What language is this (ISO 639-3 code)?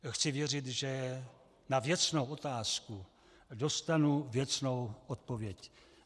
ces